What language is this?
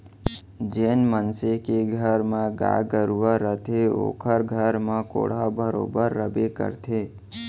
Chhattisgarhi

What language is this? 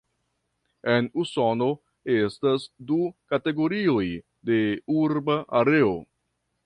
Esperanto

